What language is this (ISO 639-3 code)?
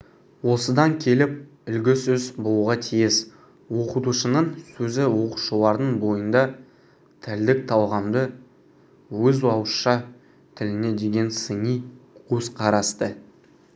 kaz